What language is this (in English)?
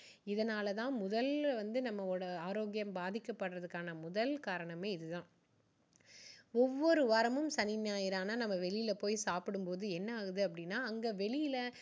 Tamil